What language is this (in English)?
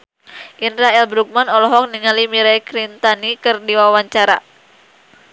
Sundanese